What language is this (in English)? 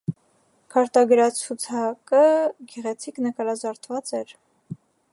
Armenian